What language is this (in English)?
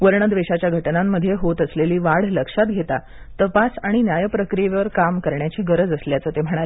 Marathi